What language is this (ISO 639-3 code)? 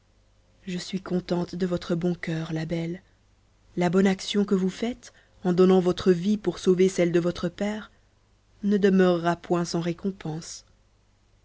fra